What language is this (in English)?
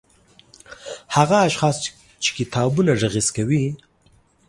Pashto